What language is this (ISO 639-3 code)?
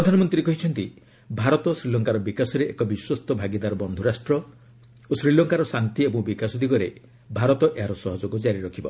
ori